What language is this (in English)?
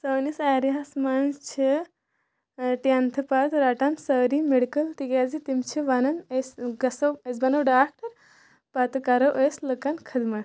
Kashmiri